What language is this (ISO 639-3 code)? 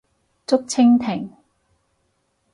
yue